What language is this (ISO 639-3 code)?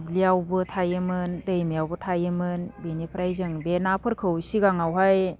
brx